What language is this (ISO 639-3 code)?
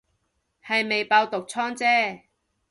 yue